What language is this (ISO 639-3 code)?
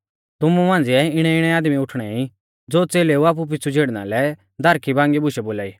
bfz